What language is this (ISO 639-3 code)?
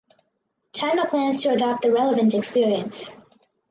eng